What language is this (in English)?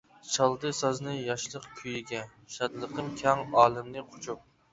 Uyghur